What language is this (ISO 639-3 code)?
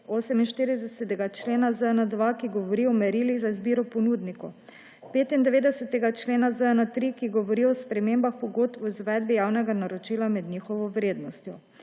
slv